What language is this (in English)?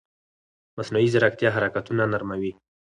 Pashto